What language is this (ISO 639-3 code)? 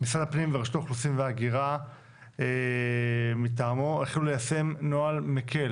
heb